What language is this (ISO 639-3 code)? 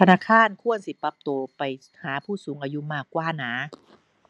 tha